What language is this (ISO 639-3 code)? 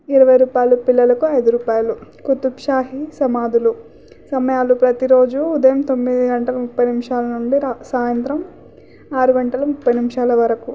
tel